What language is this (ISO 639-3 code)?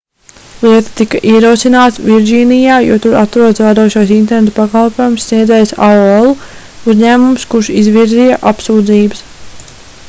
lav